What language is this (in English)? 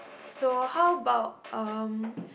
English